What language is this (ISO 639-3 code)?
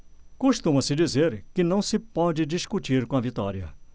por